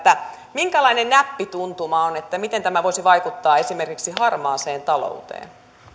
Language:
Finnish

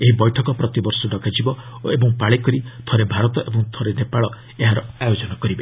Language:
Odia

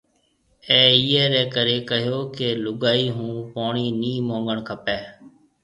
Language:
Marwari (Pakistan)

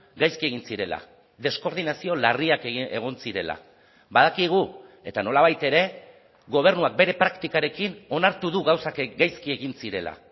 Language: Basque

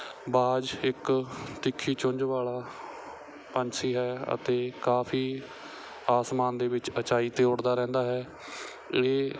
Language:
Punjabi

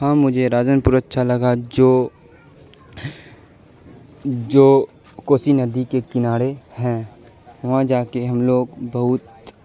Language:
Urdu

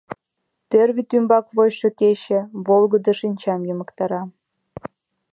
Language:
Mari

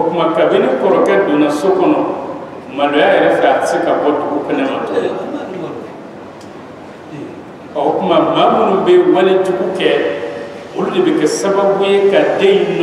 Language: Arabic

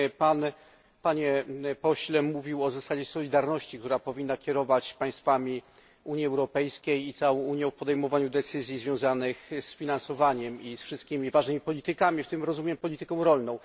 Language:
Polish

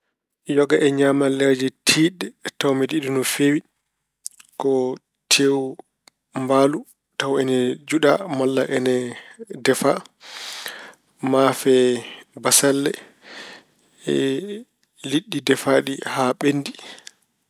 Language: Fula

